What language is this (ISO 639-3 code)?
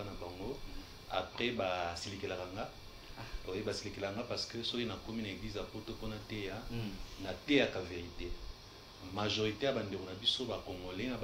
fra